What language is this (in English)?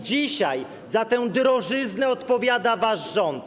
Polish